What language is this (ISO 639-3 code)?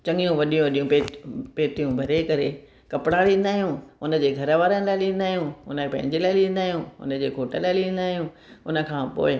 snd